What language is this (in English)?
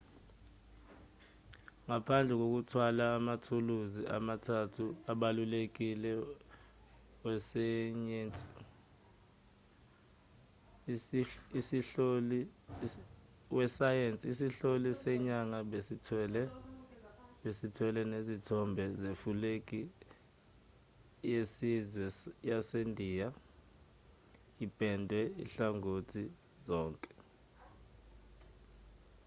Zulu